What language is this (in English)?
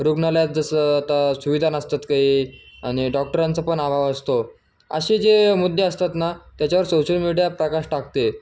Marathi